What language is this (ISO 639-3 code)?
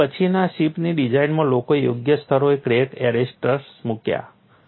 guj